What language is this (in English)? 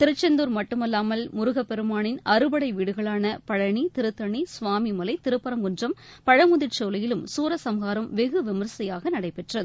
Tamil